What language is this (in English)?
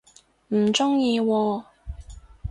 Cantonese